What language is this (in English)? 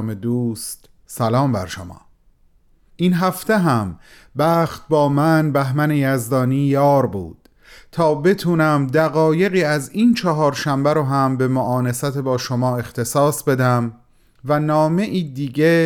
Persian